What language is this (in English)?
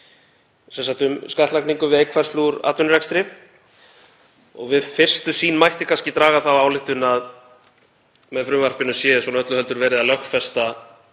Icelandic